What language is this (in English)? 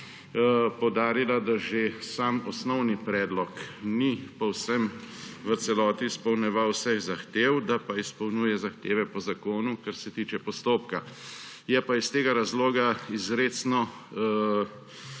Slovenian